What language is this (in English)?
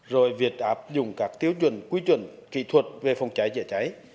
Vietnamese